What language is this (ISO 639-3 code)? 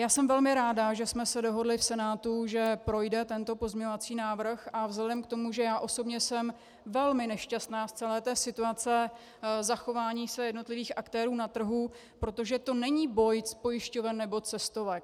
ces